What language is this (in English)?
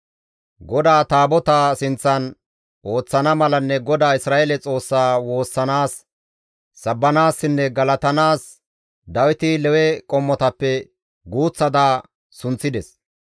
Gamo